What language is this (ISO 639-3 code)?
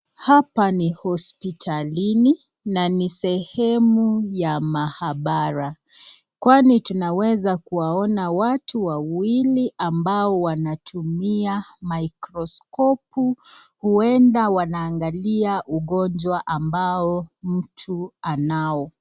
swa